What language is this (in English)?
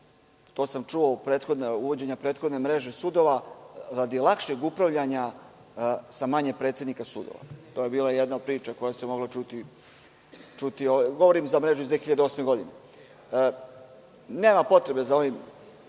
Serbian